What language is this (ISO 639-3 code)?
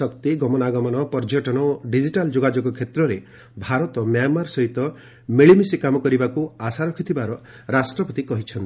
ori